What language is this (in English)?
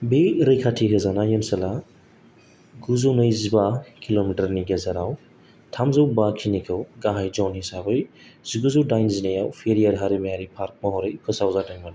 Bodo